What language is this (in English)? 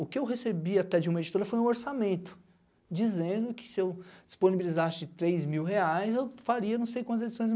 Portuguese